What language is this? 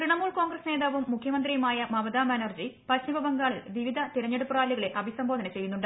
Malayalam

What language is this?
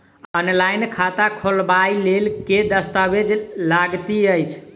Maithili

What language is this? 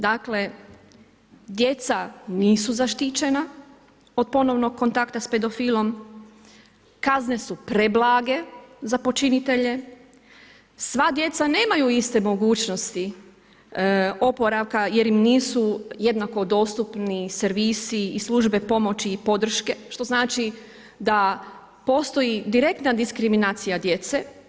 Croatian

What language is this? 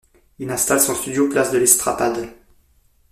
French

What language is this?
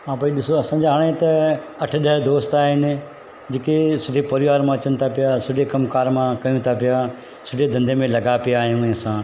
Sindhi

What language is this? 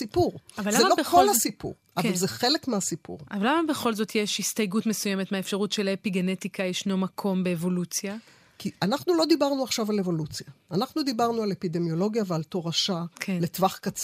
Hebrew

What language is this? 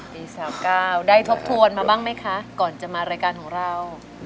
Thai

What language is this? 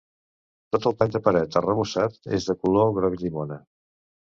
Catalan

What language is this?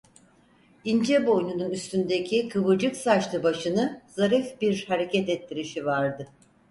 Turkish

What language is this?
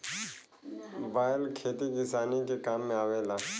Bhojpuri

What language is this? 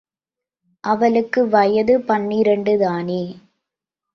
Tamil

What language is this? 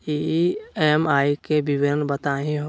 Magahi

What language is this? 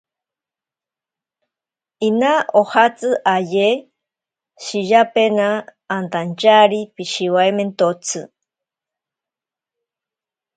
Ashéninka Perené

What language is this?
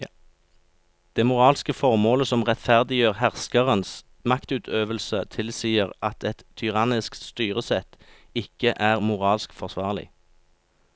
Norwegian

